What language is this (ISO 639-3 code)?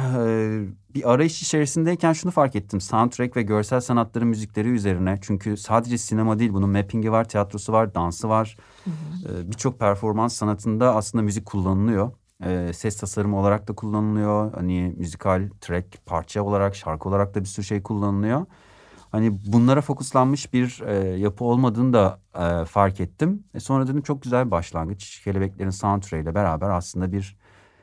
tur